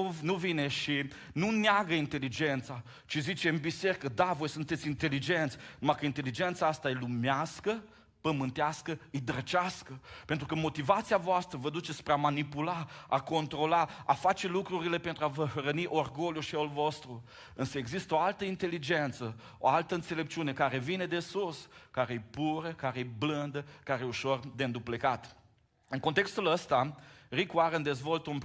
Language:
Romanian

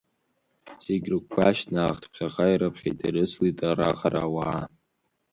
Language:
Abkhazian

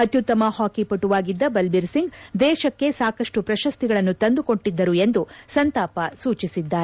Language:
Kannada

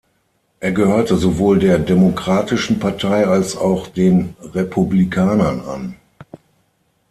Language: German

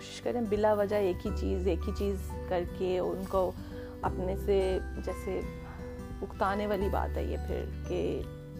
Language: Urdu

